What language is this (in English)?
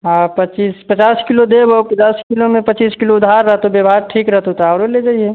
Maithili